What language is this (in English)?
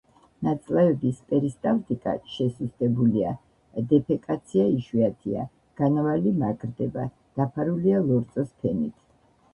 Georgian